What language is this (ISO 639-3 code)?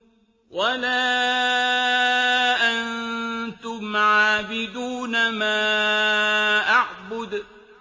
ara